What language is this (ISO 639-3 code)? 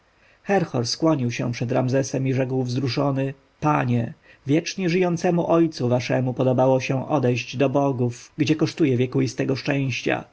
pol